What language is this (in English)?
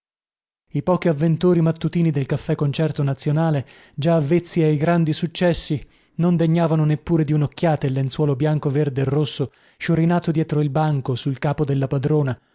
Italian